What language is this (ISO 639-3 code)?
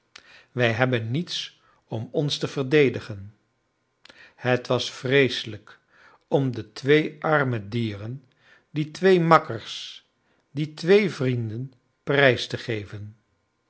nld